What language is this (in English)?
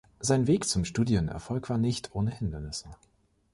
German